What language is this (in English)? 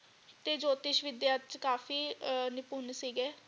Punjabi